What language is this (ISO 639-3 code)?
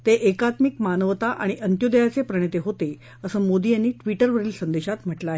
mar